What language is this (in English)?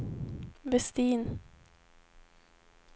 Swedish